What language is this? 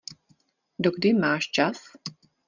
Czech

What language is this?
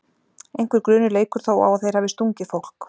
Icelandic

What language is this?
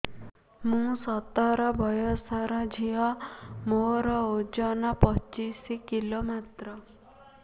Odia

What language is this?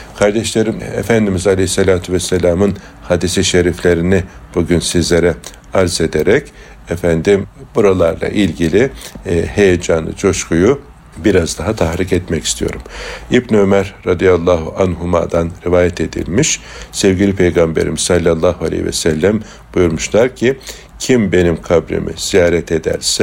Turkish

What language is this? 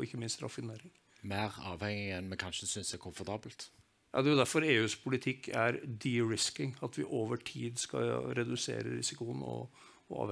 Norwegian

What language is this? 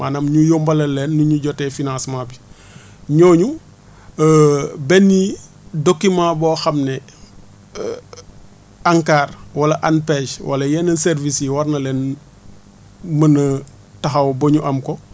Wolof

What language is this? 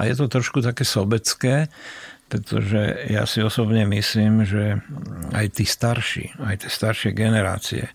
Slovak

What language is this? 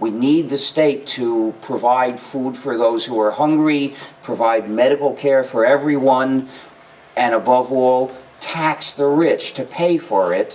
English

